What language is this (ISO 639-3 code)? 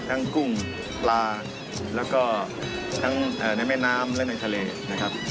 tha